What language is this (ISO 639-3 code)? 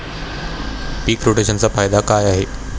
mar